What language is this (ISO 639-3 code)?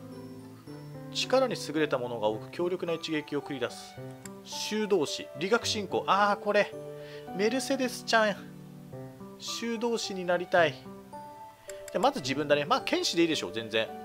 jpn